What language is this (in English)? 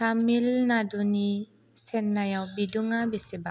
Bodo